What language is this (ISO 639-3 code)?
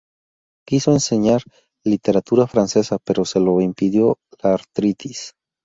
spa